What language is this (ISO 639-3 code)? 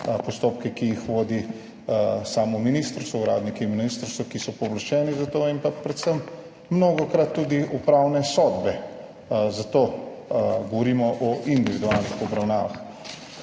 slv